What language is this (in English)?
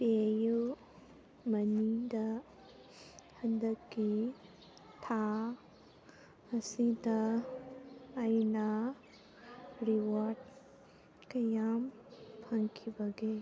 Manipuri